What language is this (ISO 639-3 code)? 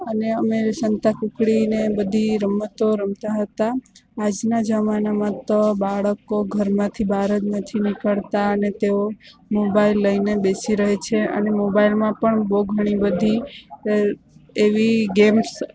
guj